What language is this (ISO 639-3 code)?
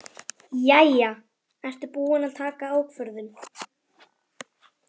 isl